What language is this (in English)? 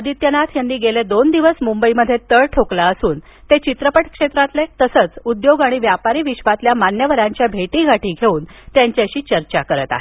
Marathi